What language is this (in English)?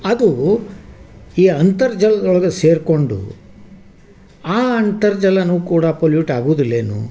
Kannada